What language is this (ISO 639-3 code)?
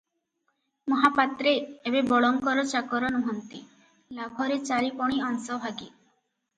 ori